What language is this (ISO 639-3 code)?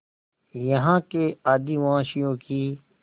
hin